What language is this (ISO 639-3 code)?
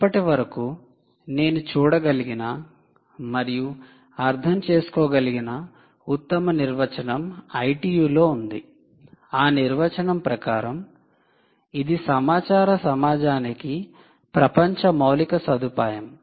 tel